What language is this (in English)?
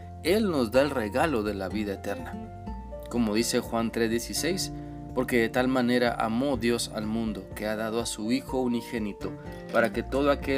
Spanish